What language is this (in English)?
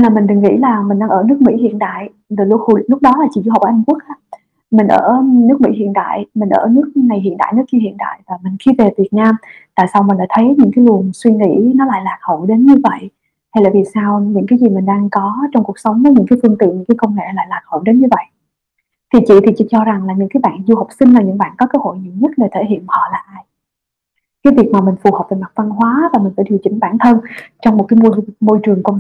Vietnamese